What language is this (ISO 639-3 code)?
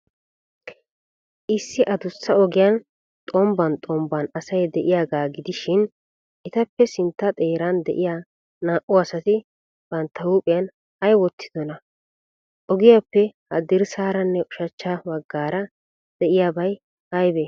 wal